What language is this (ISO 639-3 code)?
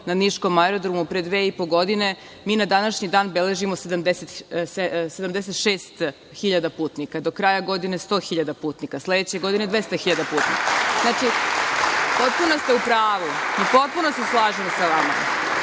srp